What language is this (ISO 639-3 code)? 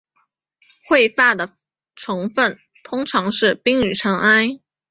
zho